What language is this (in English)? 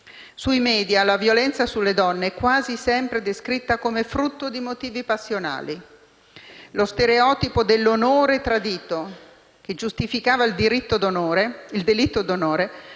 Italian